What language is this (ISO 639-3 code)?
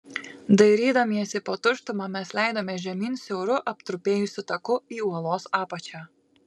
lit